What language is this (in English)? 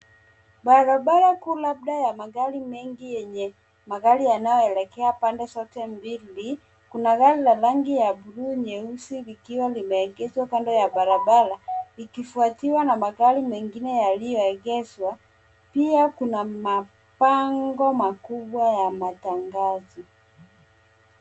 Swahili